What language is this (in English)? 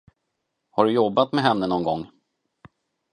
Swedish